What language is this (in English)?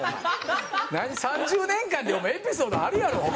Japanese